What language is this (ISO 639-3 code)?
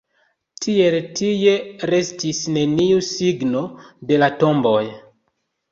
epo